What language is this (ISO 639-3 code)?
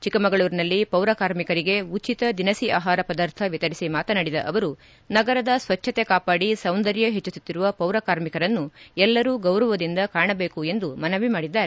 kan